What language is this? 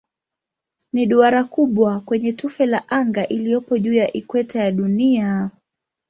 Swahili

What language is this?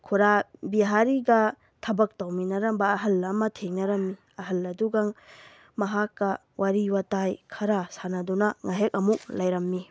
Manipuri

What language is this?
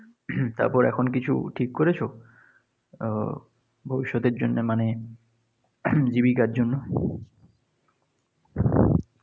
Bangla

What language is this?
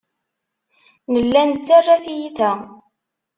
Kabyle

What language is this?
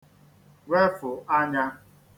Igbo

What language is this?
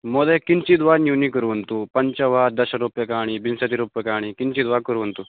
Sanskrit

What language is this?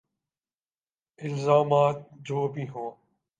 Urdu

